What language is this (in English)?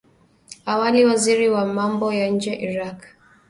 Swahili